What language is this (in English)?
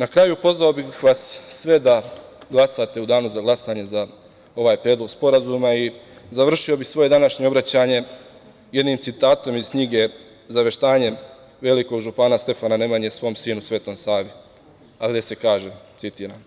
Serbian